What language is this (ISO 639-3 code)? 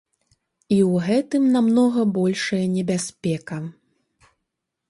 bel